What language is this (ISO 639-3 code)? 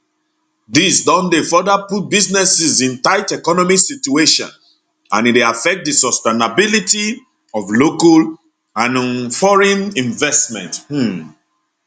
pcm